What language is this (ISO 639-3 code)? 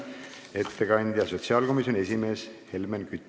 est